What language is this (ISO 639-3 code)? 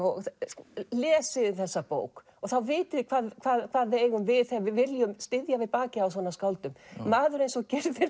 isl